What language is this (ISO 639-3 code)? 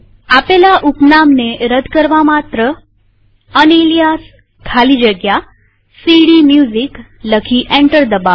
guj